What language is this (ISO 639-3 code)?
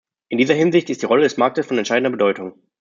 deu